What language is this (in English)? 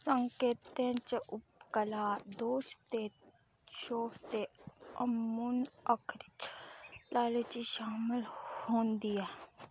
Dogri